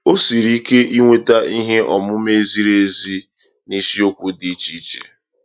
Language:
Igbo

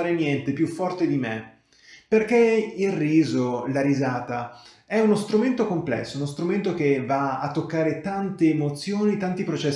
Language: Italian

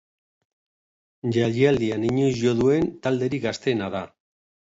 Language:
Basque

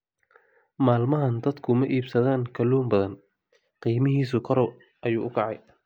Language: Somali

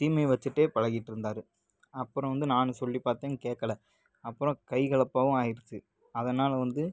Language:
Tamil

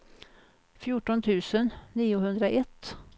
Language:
Swedish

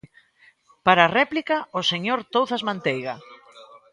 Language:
Galician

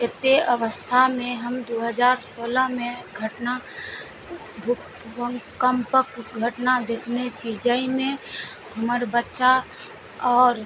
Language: Maithili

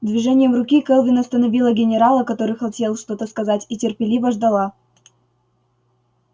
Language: Russian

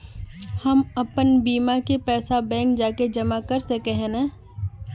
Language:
Magahi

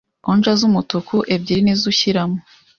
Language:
Kinyarwanda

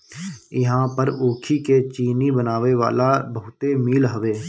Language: Bhojpuri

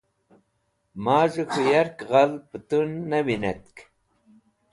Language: Wakhi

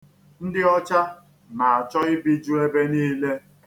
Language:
Igbo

